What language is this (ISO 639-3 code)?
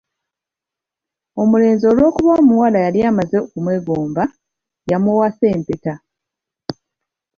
lug